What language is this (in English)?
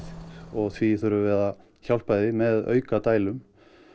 Icelandic